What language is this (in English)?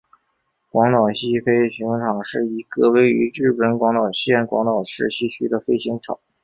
Chinese